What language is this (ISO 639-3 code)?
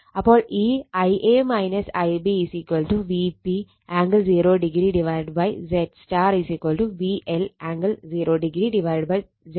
mal